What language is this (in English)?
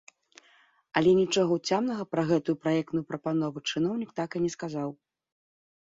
Belarusian